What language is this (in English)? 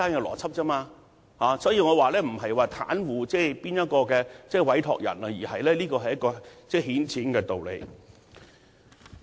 Cantonese